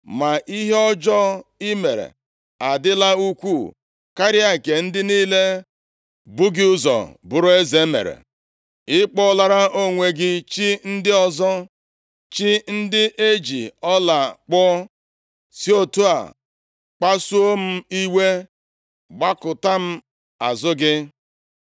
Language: Igbo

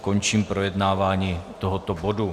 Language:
Czech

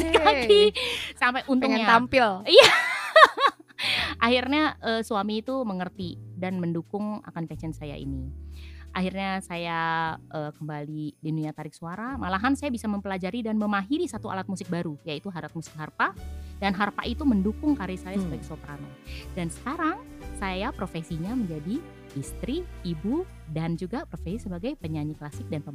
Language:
Indonesian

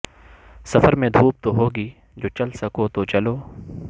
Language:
Urdu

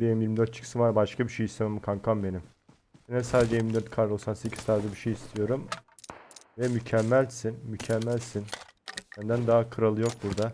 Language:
Turkish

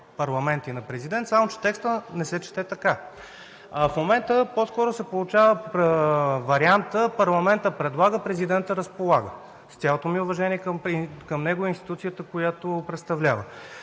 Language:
Bulgarian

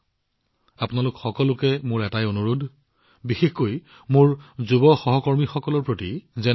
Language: Assamese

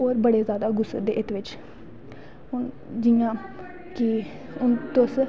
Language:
Dogri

